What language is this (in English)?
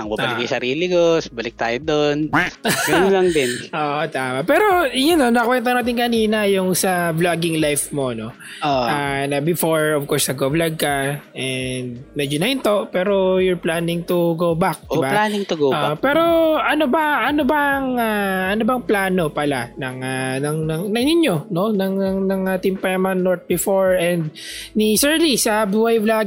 Filipino